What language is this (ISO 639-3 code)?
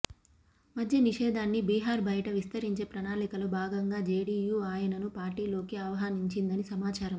tel